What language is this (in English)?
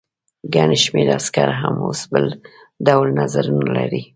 Pashto